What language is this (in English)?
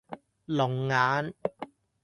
Cantonese